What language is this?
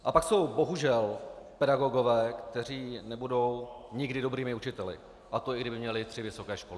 Czech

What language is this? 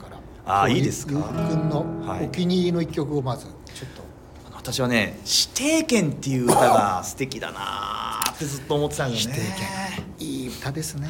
Japanese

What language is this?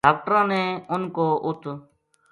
Gujari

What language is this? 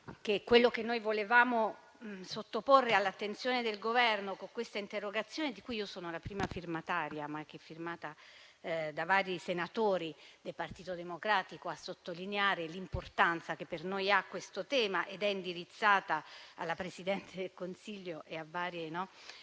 Italian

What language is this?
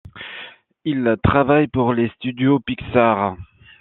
French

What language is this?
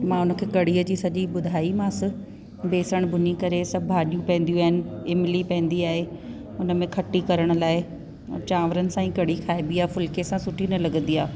Sindhi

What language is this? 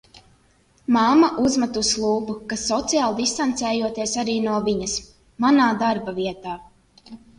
Latvian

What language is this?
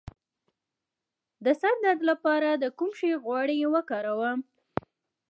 Pashto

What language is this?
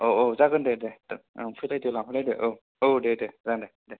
Bodo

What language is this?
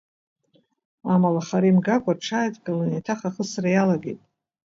Abkhazian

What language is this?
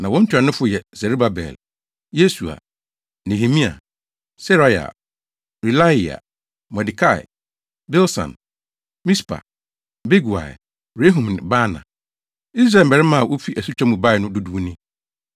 Akan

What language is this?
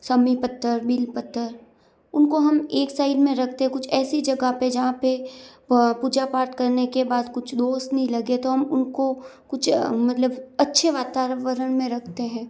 Hindi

